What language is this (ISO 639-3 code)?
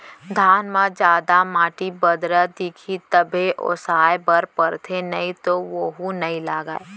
hne